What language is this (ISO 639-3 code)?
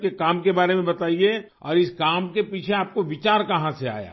urd